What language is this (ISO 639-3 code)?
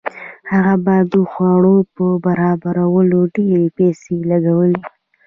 pus